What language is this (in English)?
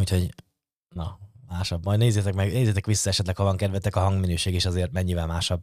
Hungarian